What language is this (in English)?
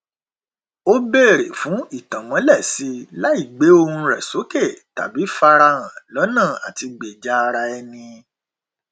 Yoruba